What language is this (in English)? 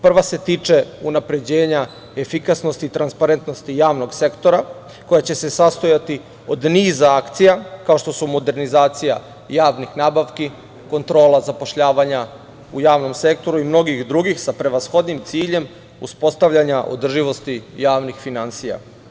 Serbian